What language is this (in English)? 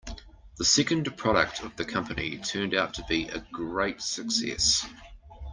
English